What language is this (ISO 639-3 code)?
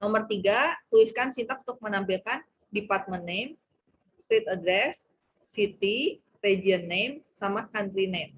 ind